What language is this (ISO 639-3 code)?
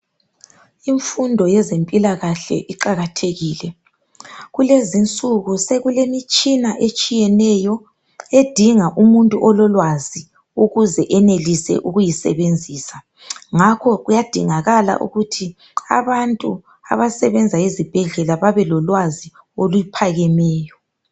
nde